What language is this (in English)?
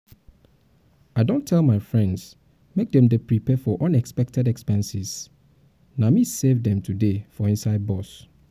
Nigerian Pidgin